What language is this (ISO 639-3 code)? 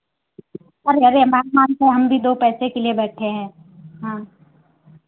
hin